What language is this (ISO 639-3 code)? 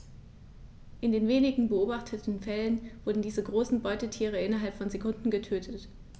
deu